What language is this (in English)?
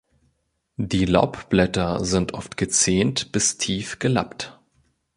German